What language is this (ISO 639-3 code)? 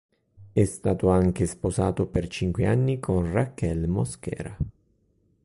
ita